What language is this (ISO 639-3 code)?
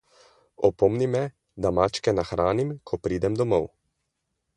slv